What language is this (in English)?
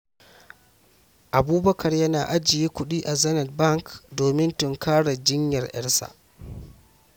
Hausa